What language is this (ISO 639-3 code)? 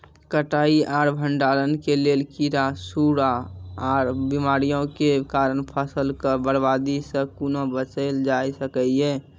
mai